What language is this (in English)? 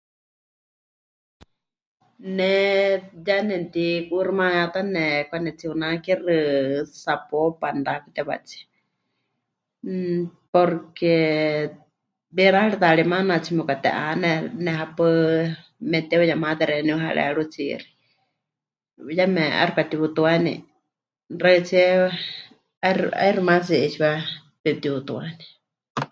Huichol